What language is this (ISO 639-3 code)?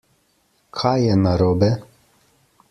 slv